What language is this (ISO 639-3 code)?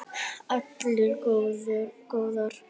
isl